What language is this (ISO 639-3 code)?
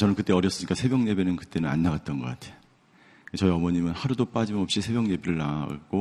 kor